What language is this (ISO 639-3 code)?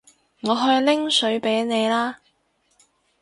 yue